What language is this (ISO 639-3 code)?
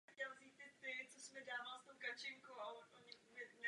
ces